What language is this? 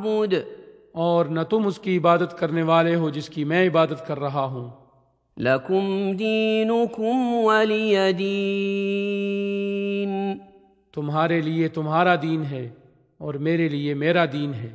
Urdu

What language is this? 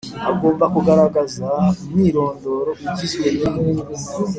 Kinyarwanda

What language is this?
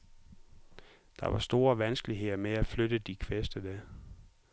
Danish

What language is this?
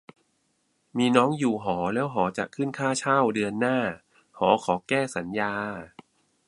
Thai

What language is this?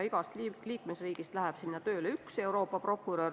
Estonian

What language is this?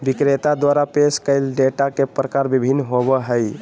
Magahi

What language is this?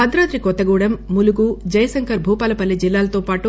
Telugu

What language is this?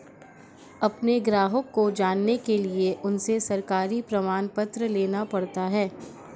Hindi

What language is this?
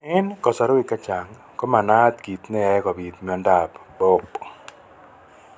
Kalenjin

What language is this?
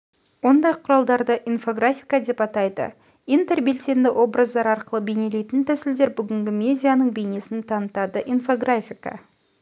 Kazakh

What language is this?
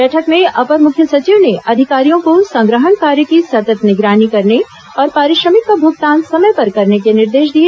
Hindi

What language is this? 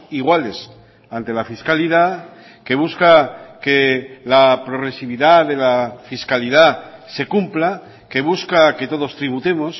Spanish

